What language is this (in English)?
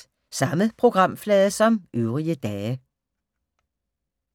Danish